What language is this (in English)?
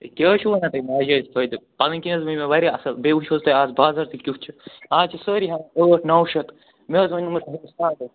Kashmiri